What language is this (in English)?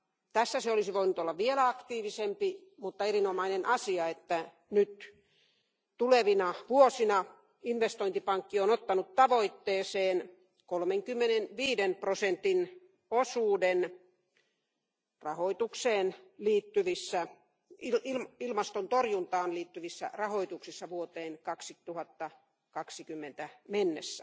Finnish